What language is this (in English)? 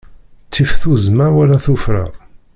Kabyle